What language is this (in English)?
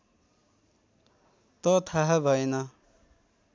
Nepali